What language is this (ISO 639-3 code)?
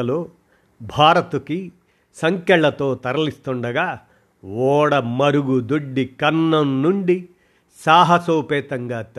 tel